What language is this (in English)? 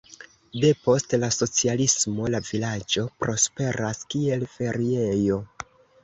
Esperanto